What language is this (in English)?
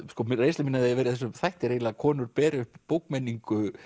Icelandic